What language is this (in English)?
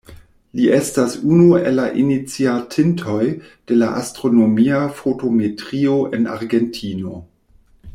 Esperanto